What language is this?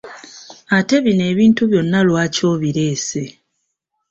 Ganda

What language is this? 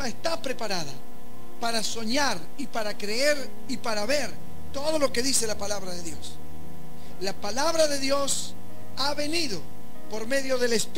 Spanish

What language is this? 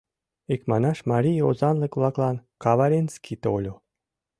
Mari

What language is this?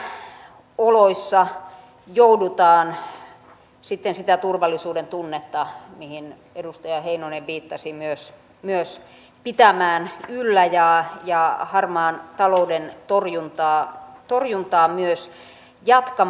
Finnish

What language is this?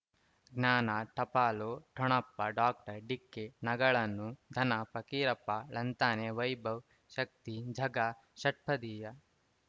Kannada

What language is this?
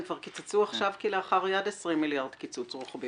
Hebrew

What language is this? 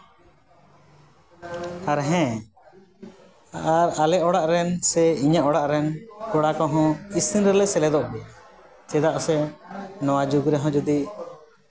Santali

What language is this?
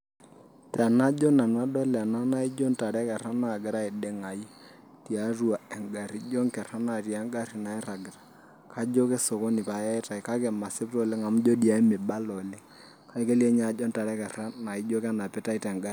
Masai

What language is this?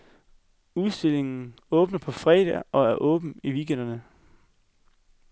Danish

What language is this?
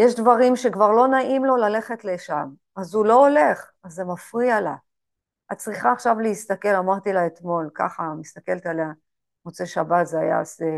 Hebrew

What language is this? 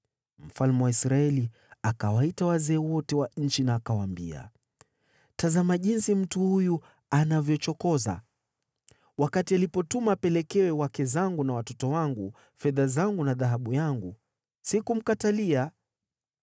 Swahili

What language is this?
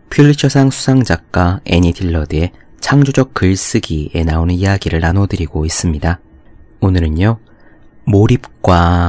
Korean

